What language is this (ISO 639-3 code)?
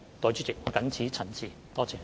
yue